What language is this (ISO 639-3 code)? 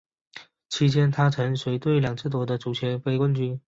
zho